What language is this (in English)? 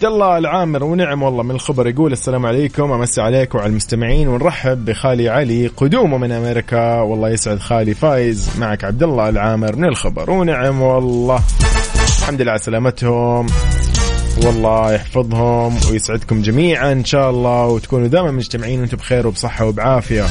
Arabic